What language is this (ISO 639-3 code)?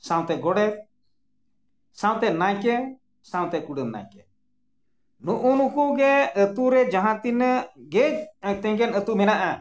sat